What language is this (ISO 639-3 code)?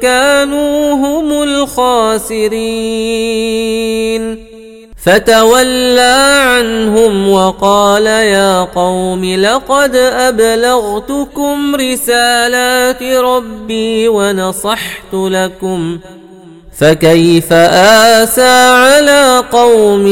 ara